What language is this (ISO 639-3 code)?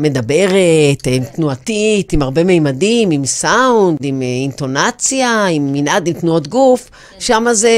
heb